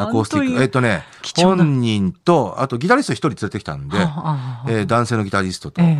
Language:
Japanese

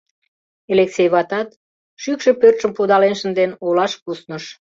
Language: Mari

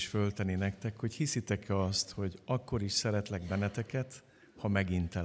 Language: Hungarian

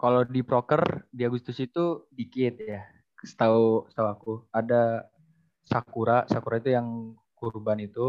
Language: Indonesian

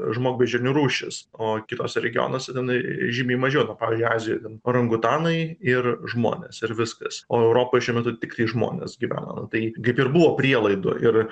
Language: Lithuanian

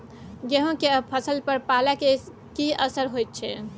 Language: Maithili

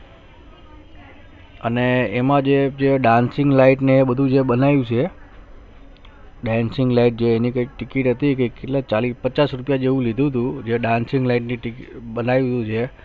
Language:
Gujarati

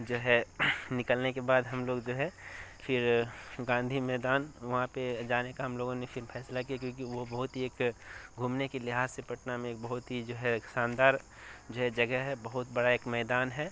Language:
Urdu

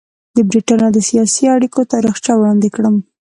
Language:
Pashto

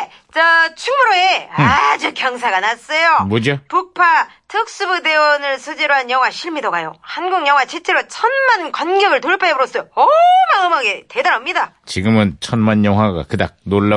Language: Korean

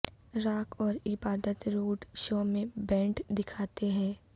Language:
Urdu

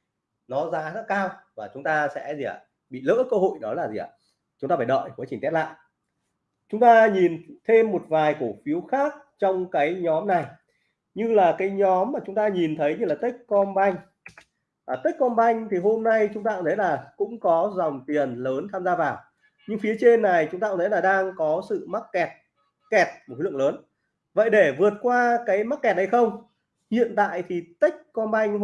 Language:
Vietnamese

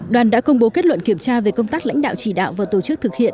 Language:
Vietnamese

